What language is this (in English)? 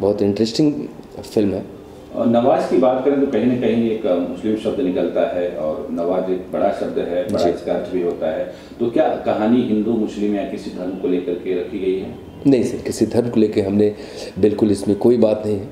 Hindi